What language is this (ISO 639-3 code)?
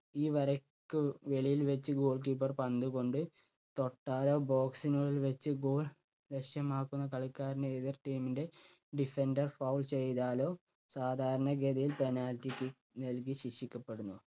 mal